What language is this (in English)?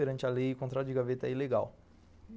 Portuguese